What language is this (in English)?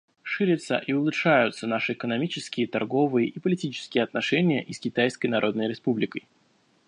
Russian